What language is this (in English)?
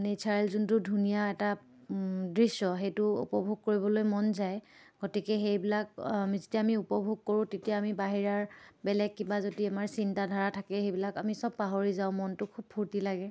Assamese